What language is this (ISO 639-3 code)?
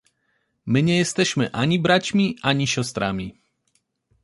pol